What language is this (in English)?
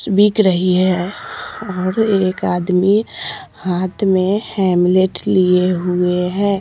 Hindi